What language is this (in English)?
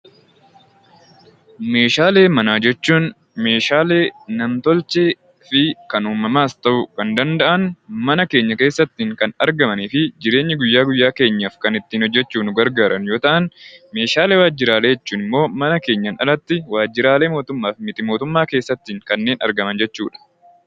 Oromo